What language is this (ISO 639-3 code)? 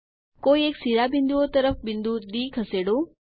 guj